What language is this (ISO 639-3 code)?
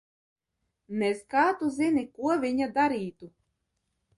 lav